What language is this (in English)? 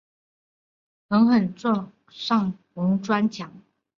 Chinese